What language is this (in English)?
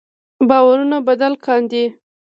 Pashto